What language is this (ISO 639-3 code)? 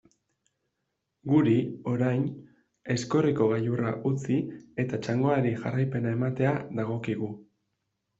eus